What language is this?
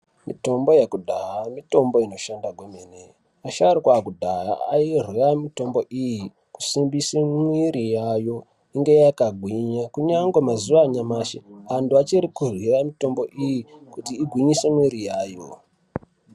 Ndau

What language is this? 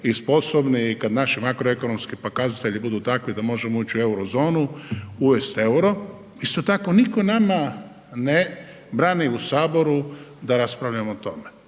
Croatian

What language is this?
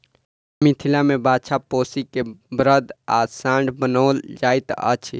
Maithili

